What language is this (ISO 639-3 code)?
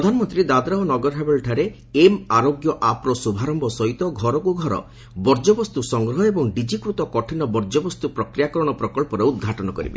ori